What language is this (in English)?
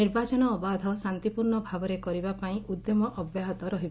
Odia